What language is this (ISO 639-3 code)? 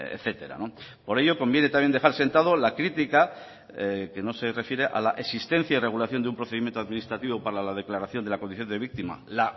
spa